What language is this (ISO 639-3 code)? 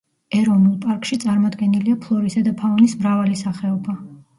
kat